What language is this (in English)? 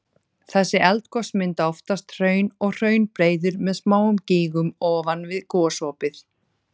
Icelandic